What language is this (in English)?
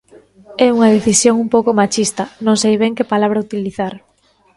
Galician